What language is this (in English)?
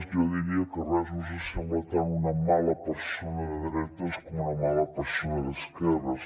Catalan